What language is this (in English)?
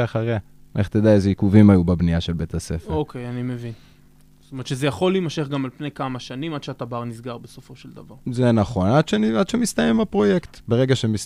Hebrew